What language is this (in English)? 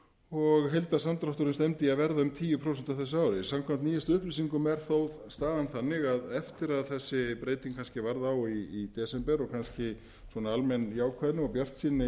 Icelandic